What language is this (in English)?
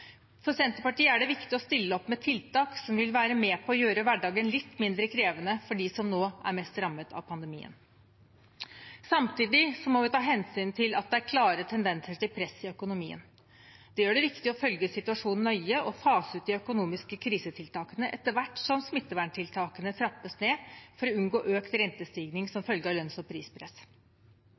Norwegian Bokmål